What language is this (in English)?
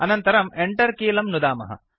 Sanskrit